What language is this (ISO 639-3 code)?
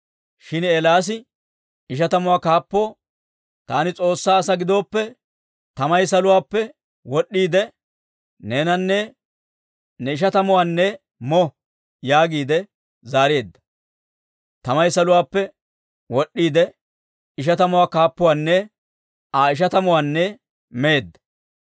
dwr